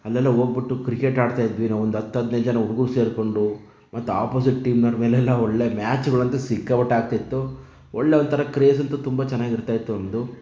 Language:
Kannada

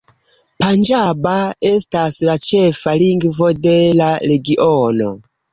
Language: Esperanto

